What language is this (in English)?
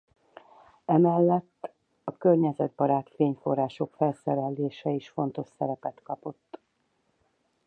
Hungarian